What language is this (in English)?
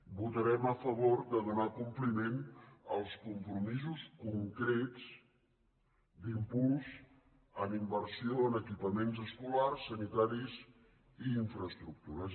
Catalan